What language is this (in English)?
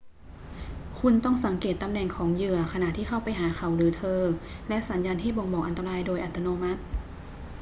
Thai